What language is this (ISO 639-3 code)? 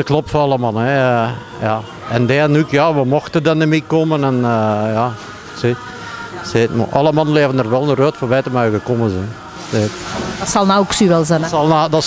nld